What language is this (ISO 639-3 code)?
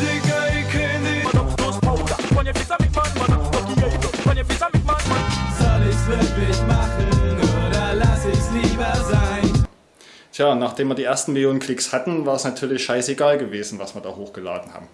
deu